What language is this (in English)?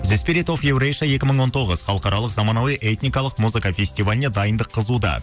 Kazakh